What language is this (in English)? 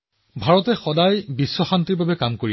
Assamese